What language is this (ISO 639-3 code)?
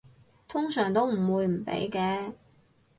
yue